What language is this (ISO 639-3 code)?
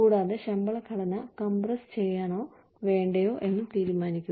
mal